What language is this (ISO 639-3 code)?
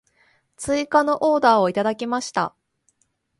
jpn